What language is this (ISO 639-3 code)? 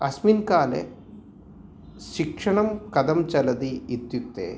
san